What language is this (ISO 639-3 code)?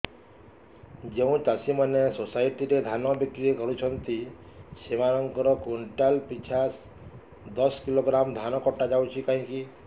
ori